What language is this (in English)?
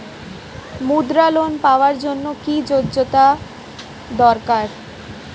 Bangla